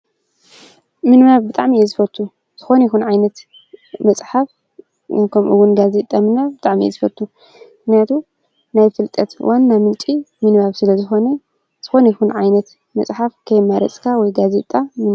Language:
Tigrinya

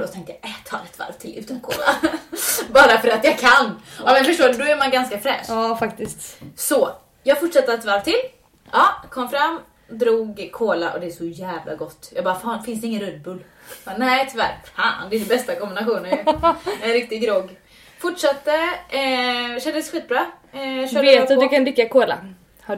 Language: Swedish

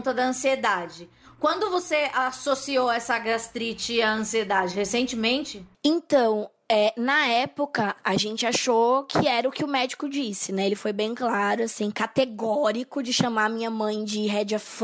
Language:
Portuguese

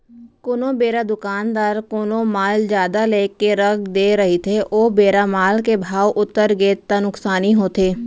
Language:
Chhattisgarhi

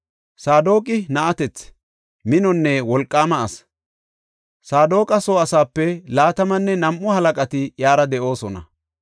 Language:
Gofa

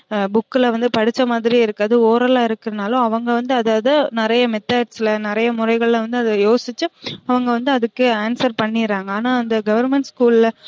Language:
Tamil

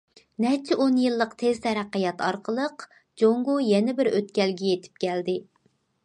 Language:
Uyghur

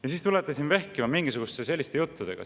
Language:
Estonian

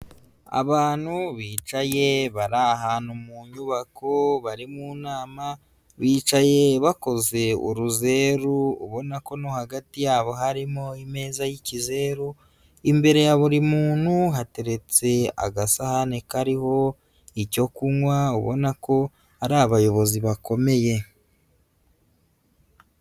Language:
Kinyarwanda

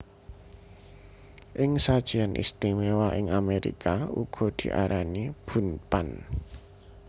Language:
Javanese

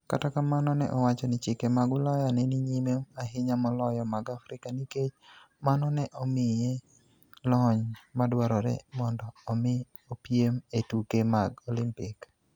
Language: Luo (Kenya and Tanzania)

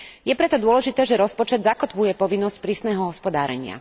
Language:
Slovak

